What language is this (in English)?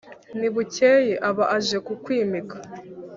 Kinyarwanda